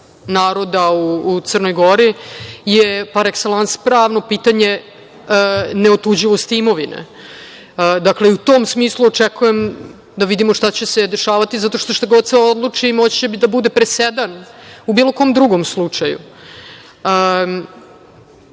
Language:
Serbian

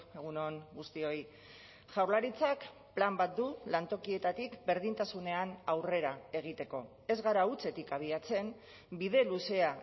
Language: Basque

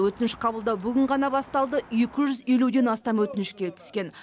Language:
Kazakh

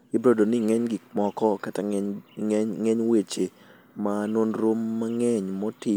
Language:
Luo (Kenya and Tanzania)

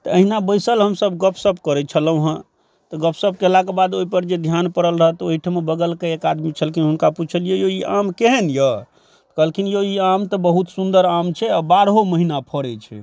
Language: Maithili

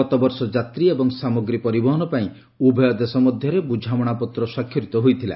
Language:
Odia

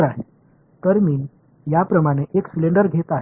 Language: Tamil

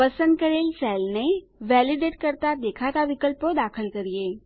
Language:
Gujarati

